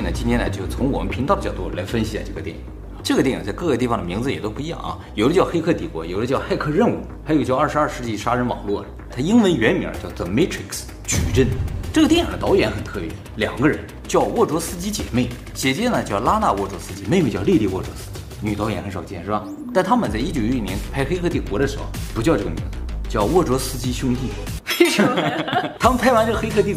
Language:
Chinese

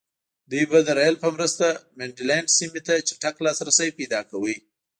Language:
Pashto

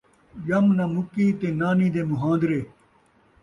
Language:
Saraiki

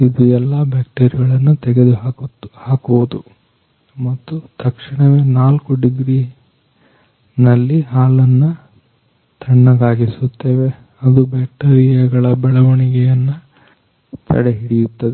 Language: Kannada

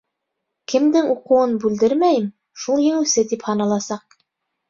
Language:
Bashkir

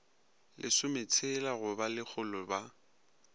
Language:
Northern Sotho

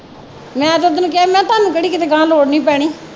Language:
Punjabi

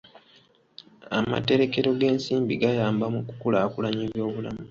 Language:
Ganda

